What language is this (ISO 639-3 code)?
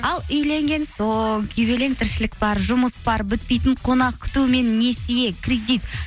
kaz